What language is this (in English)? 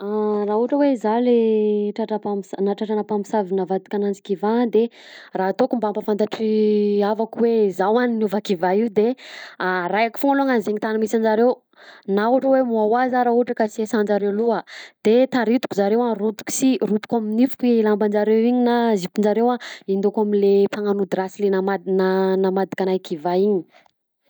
Southern Betsimisaraka Malagasy